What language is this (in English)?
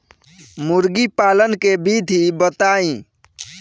Bhojpuri